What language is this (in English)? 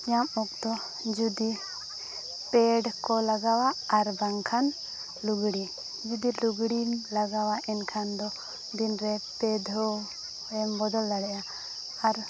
Santali